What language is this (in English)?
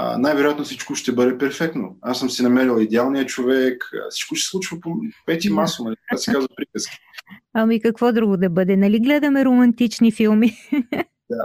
Bulgarian